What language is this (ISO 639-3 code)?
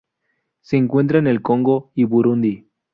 spa